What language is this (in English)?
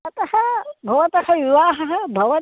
Sanskrit